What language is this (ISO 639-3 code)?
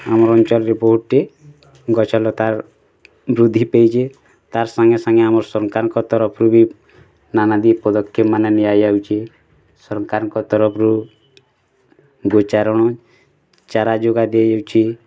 ori